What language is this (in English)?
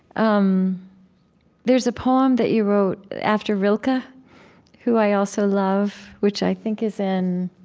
English